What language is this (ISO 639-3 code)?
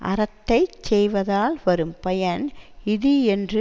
tam